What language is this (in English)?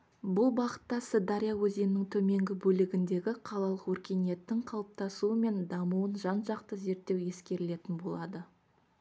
Kazakh